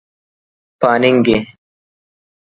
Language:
Brahui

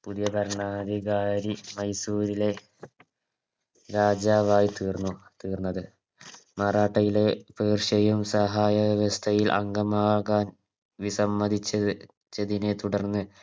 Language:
Malayalam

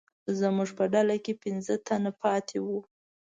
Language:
Pashto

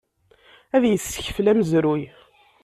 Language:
Kabyle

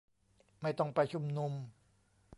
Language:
Thai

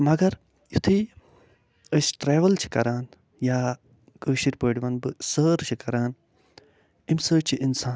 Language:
Kashmiri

